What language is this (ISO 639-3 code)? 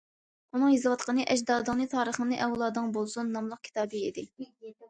uig